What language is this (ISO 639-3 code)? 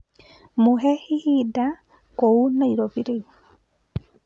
kik